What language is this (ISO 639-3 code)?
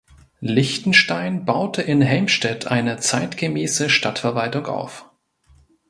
deu